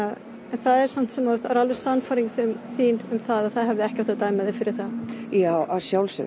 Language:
Icelandic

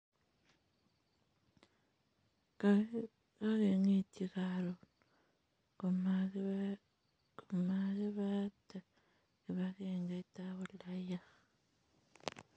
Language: Kalenjin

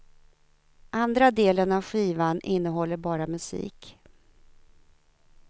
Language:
Swedish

